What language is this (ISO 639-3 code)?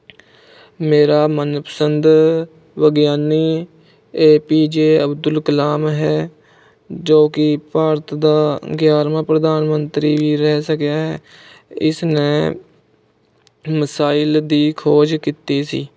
pan